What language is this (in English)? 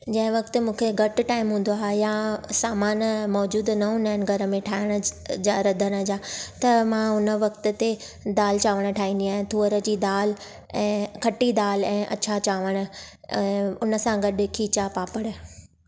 Sindhi